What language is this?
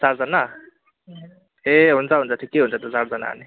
Nepali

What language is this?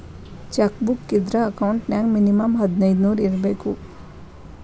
Kannada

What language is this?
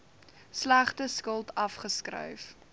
Afrikaans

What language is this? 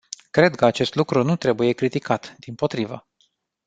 Romanian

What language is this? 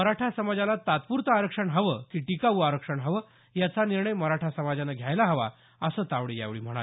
Marathi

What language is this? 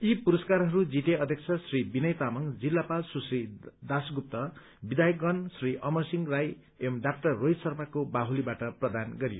Nepali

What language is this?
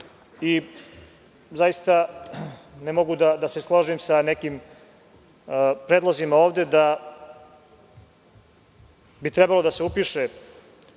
Serbian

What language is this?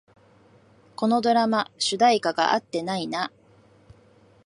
Japanese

